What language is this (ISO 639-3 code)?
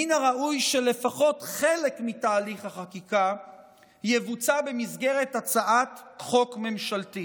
heb